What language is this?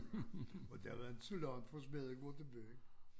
Danish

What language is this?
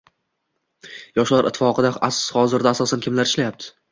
Uzbek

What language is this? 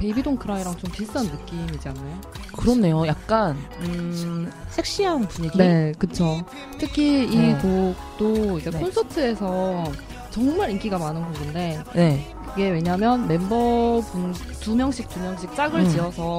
Korean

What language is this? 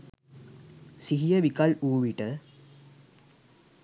Sinhala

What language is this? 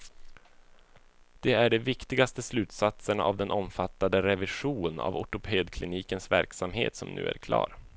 Swedish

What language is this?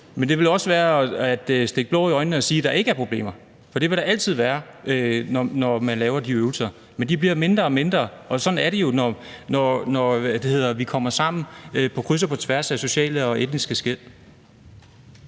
Danish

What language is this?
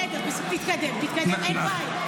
Hebrew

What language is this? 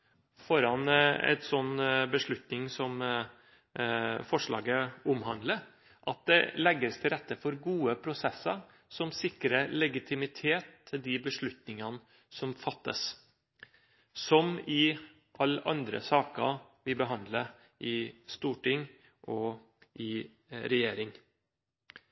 Norwegian Bokmål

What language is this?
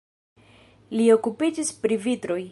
Esperanto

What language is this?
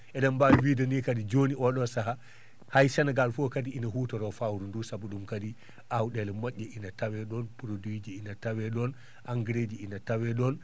Fula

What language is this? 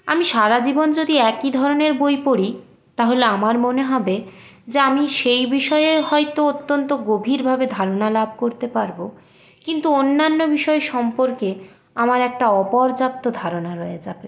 Bangla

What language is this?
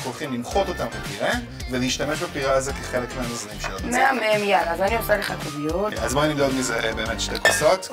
Hebrew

